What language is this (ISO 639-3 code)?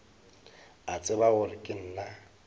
nso